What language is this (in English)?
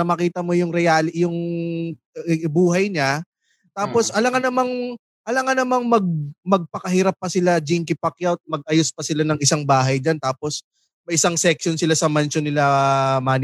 Filipino